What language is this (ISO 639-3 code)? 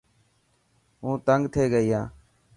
mki